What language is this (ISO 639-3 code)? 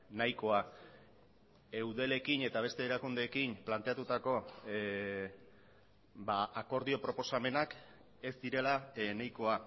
eus